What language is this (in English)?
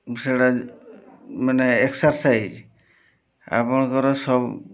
Odia